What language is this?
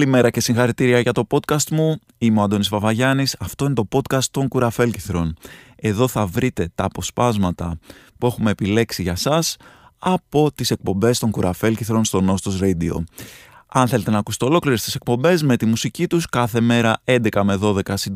Greek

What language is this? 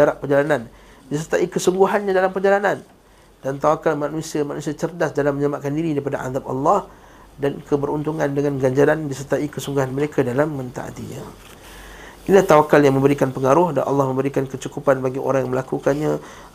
Malay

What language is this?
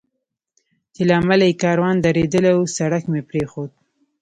Pashto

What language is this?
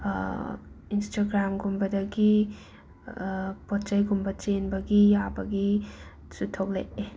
Manipuri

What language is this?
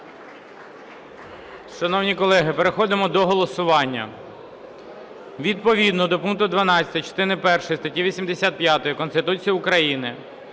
Ukrainian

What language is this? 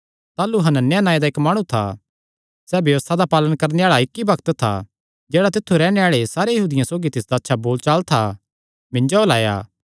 Kangri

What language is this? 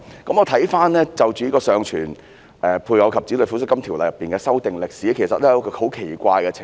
Cantonese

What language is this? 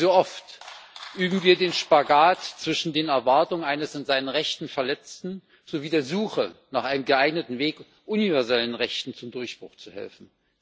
German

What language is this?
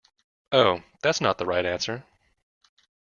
English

